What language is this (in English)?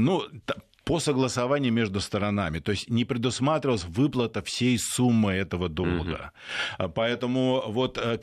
Russian